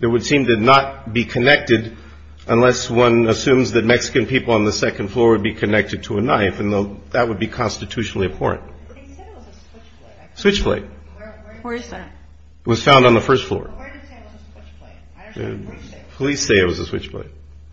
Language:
English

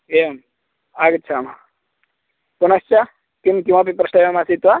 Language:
Sanskrit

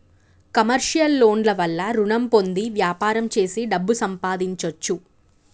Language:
Telugu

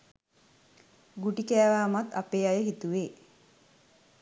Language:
Sinhala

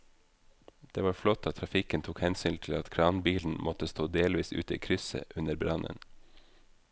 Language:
Norwegian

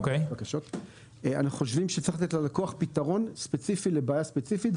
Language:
Hebrew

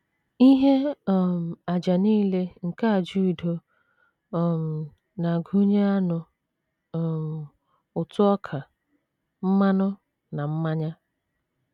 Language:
Igbo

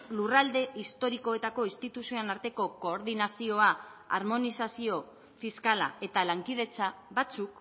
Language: Basque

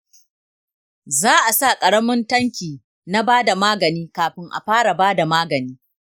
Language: Hausa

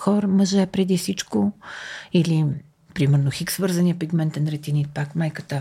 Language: Bulgarian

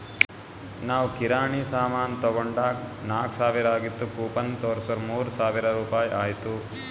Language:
Kannada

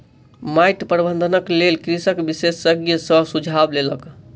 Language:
Maithili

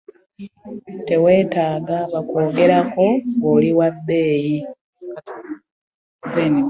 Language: Ganda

